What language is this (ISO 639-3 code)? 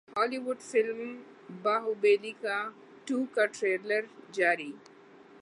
urd